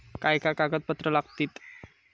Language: Marathi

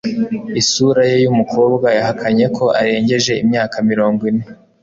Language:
Kinyarwanda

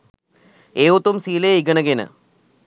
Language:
Sinhala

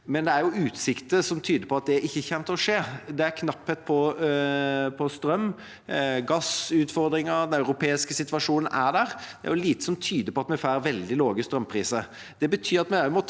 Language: Norwegian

